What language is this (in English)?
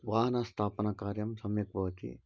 Sanskrit